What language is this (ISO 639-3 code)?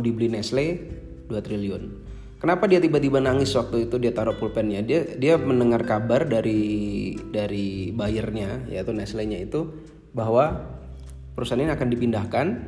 ind